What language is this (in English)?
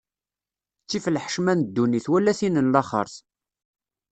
Kabyle